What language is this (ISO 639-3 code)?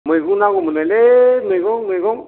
brx